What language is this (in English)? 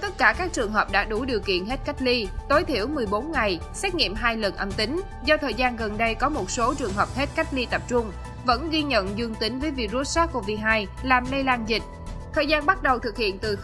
Vietnamese